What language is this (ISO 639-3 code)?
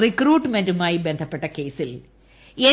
mal